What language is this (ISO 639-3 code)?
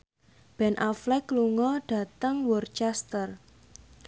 jav